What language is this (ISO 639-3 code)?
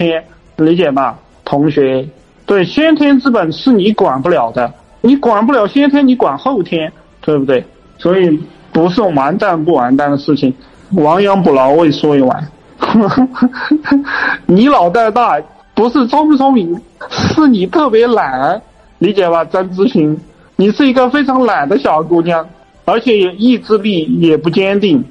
zho